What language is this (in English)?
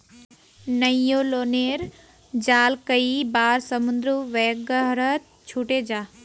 Magahi